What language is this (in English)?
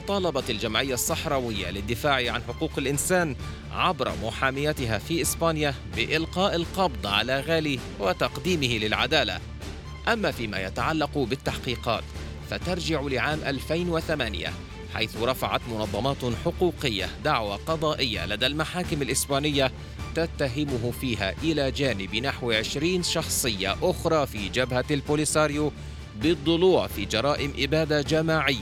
Arabic